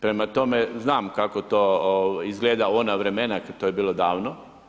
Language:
Croatian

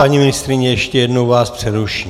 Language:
Czech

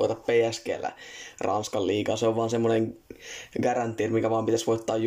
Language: Finnish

